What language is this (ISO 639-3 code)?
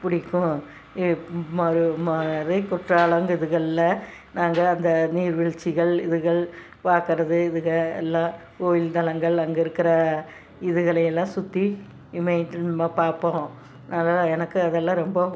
tam